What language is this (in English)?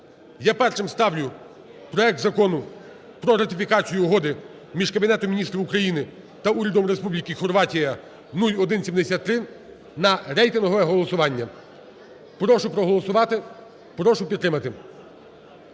Ukrainian